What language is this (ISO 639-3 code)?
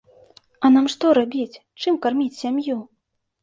bel